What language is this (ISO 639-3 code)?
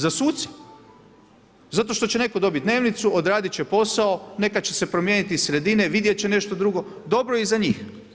hrv